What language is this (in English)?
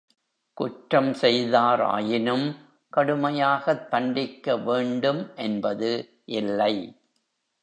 Tamil